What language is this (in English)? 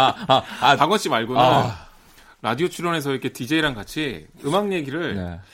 Korean